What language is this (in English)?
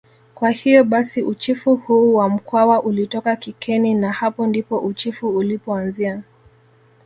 Swahili